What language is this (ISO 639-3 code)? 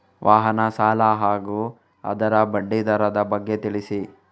kan